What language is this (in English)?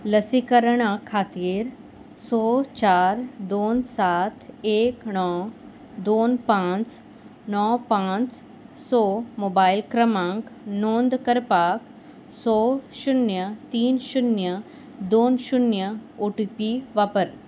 Konkani